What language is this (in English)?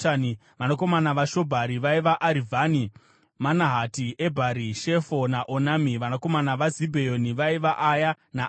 Shona